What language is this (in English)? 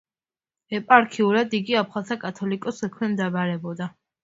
Georgian